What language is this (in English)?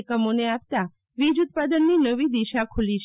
Gujarati